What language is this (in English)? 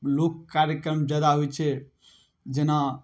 Maithili